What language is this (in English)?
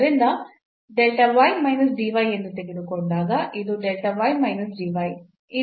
Kannada